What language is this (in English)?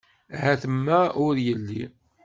Kabyle